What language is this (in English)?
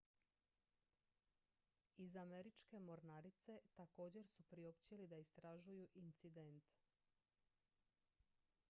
Croatian